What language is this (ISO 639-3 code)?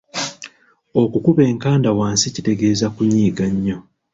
lug